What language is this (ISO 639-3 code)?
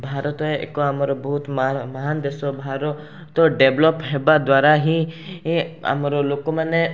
ori